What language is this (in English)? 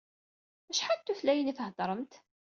Kabyle